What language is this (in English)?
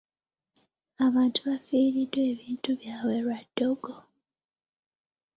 Ganda